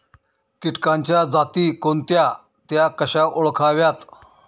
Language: Marathi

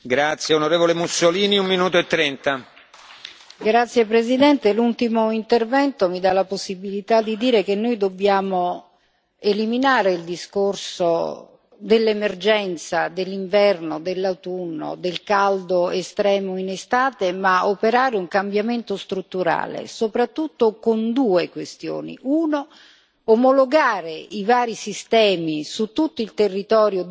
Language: Italian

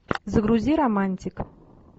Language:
Russian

